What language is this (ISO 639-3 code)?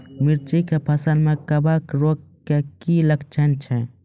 mai